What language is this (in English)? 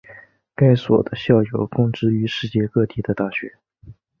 Chinese